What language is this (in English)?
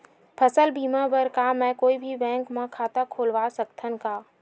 Chhattisgarhi